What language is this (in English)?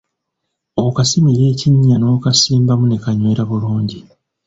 Ganda